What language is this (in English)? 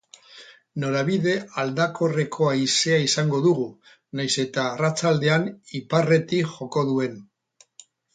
Basque